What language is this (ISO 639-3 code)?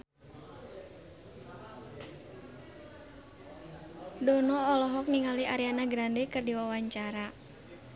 sun